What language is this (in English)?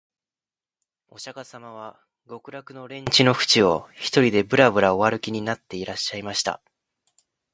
Japanese